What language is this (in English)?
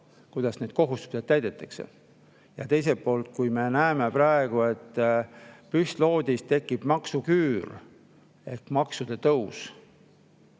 Estonian